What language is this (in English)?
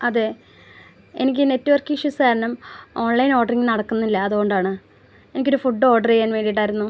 Malayalam